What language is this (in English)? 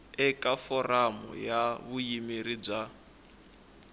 Tsonga